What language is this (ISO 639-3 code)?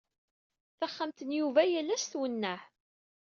kab